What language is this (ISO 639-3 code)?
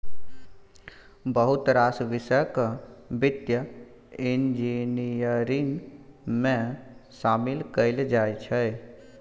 mai